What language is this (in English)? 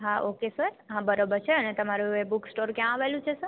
Gujarati